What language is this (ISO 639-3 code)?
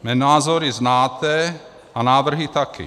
ces